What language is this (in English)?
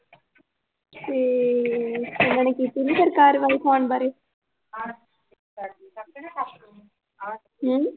Punjabi